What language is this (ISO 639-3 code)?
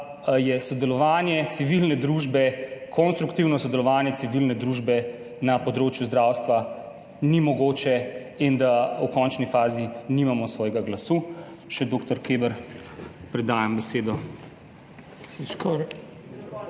slv